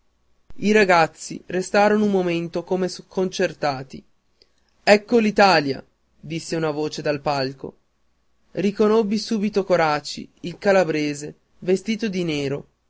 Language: Italian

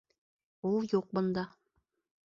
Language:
Bashkir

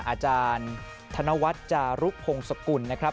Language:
Thai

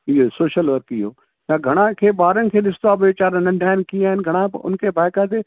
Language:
Sindhi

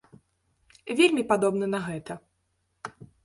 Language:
Belarusian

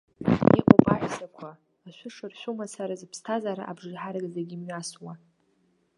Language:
Abkhazian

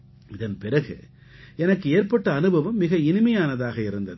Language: Tamil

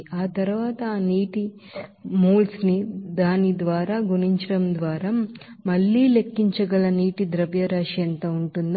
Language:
Telugu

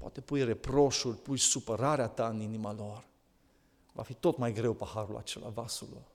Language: Romanian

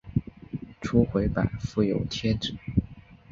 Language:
Chinese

